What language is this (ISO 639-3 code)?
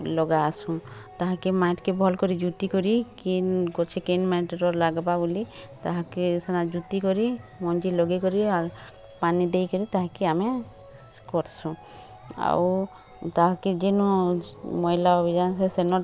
ori